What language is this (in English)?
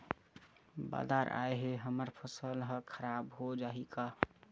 Chhattisgarhi